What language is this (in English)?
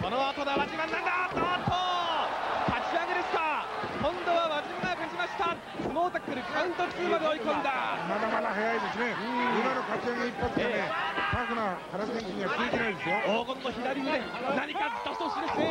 Japanese